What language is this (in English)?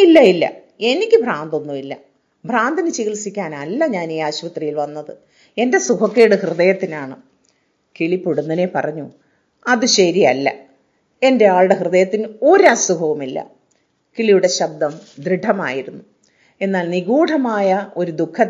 Malayalam